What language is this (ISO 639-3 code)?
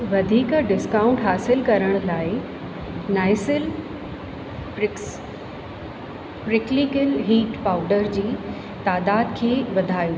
snd